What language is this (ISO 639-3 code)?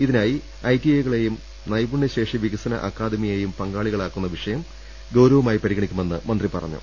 mal